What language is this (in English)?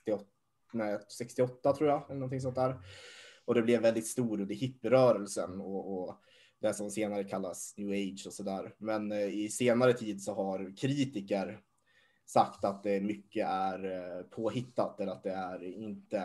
Swedish